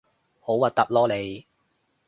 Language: Cantonese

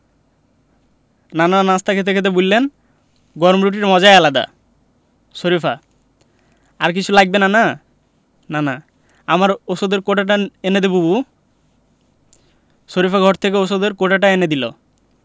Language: Bangla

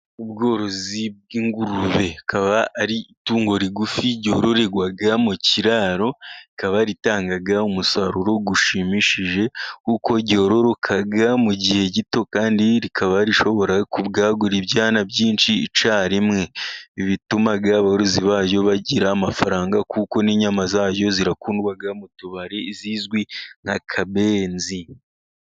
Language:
Kinyarwanda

